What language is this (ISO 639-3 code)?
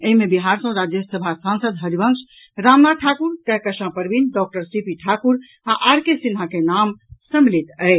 mai